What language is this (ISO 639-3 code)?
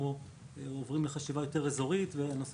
heb